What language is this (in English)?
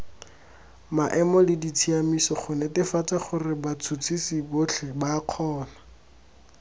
Tswana